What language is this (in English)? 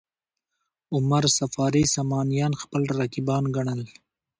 Pashto